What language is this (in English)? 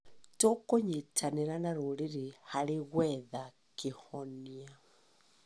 Kikuyu